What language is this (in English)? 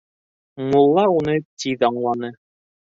Bashkir